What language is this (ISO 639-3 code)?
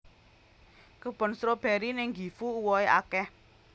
jav